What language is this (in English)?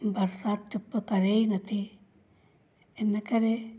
Sindhi